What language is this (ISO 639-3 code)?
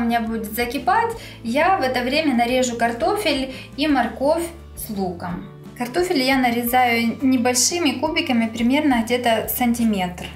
rus